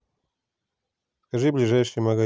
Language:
Russian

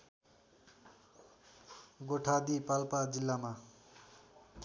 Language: Nepali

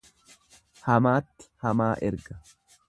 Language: Oromo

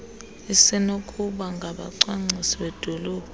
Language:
Xhosa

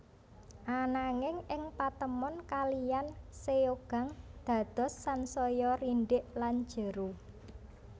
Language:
Javanese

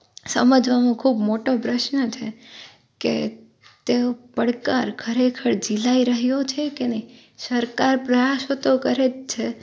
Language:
Gujarati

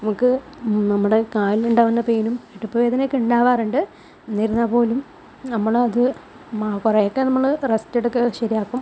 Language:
Malayalam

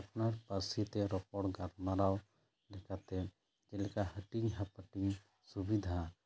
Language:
Santali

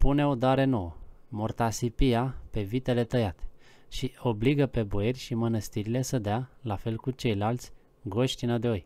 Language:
Romanian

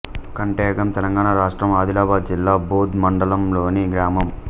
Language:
Telugu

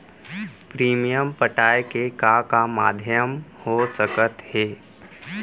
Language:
Chhattisgarhi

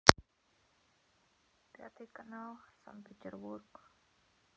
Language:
Russian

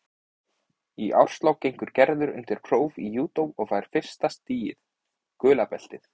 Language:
Icelandic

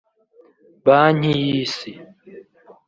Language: Kinyarwanda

